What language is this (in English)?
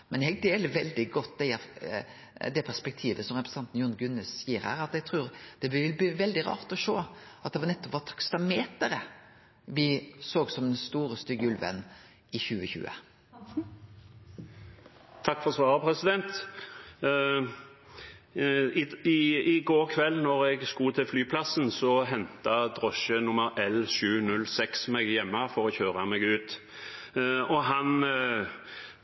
Norwegian